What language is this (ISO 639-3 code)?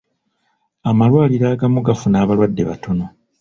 lug